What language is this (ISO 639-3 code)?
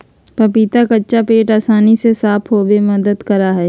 mag